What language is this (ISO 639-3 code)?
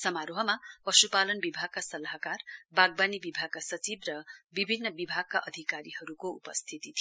nep